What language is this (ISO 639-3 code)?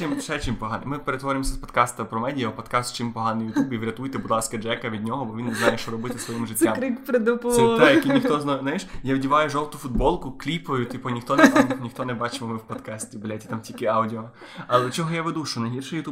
ukr